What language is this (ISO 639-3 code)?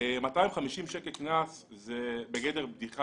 heb